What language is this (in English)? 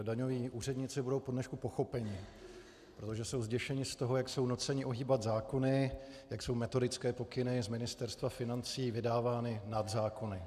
Czech